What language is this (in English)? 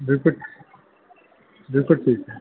Sindhi